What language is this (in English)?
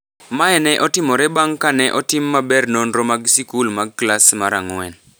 Luo (Kenya and Tanzania)